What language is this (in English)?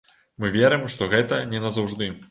Belarusian